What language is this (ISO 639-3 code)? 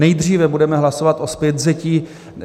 ces